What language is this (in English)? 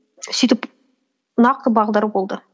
Kazakh